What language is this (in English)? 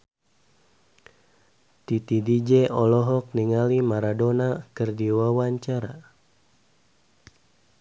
Sundanese